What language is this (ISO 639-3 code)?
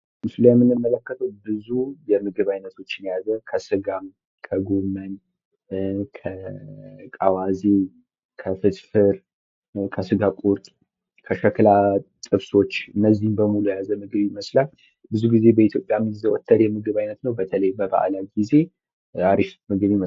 amh